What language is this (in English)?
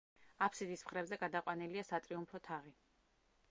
Georgian